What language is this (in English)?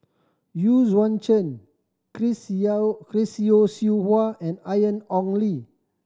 English